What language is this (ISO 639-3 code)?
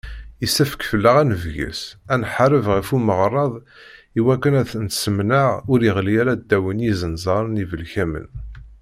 kab